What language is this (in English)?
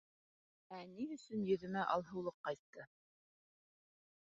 Bashkir